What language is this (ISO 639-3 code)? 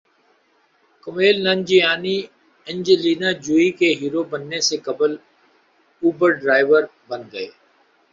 urd